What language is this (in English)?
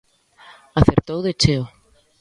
Galician